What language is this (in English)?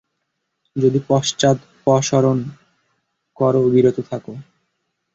Bangla